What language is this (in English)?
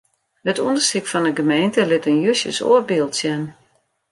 Western Frisian